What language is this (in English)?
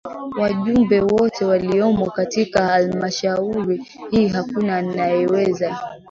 Swahili